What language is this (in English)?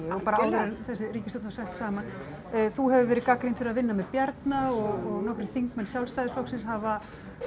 Icelandic